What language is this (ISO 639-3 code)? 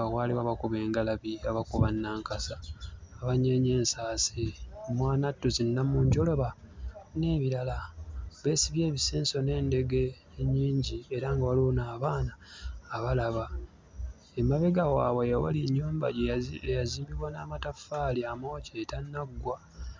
lug